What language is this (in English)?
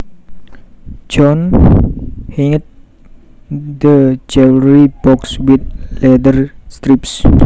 Javanese